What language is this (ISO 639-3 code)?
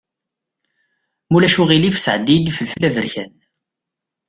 kab